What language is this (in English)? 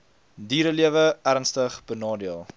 Afrikaans